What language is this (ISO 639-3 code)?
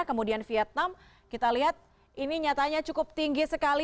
ind